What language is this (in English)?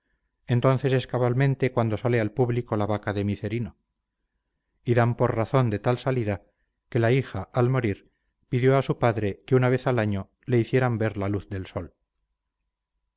Spanish